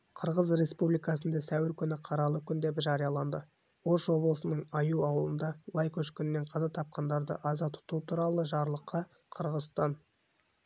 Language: Kazakh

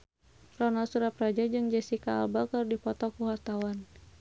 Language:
Sundanese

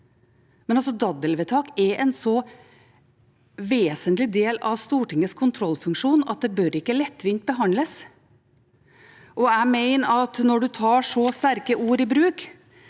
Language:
Norwegian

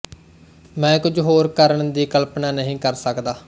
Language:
Punjabi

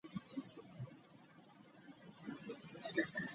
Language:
Ganda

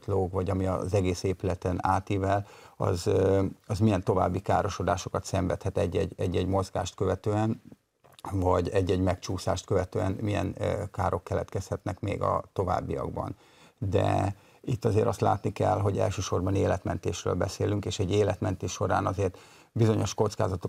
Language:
Hungarian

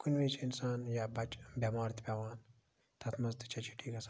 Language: Kashmiri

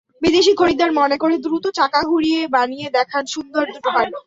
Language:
Bangla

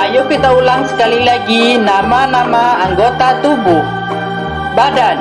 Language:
Indonesian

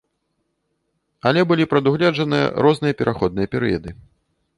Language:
Belarusian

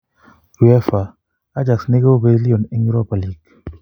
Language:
Kalenjin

